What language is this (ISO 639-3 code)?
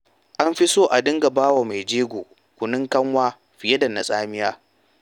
hau